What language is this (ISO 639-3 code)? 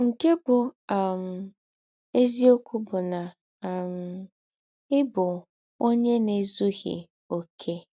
ibo